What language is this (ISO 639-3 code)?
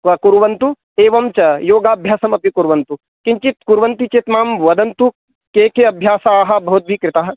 san